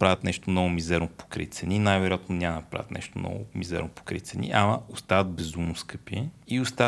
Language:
Bulgarian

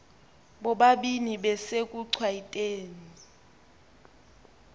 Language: Xhosa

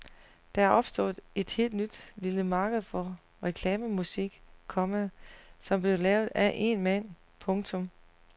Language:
Danish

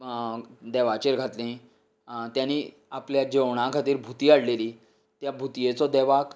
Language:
Konkani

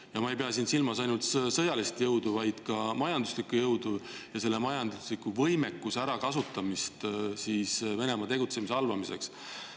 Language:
Estonian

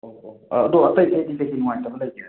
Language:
Manipuri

